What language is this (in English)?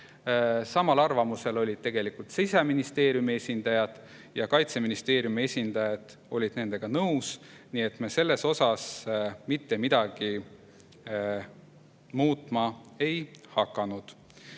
Estonian